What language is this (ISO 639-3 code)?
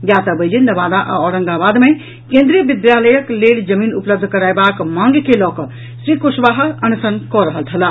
mai